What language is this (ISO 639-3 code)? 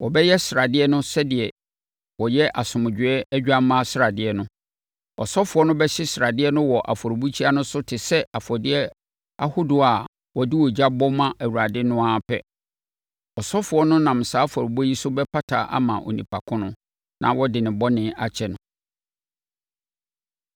aka